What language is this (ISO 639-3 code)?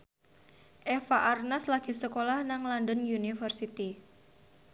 jav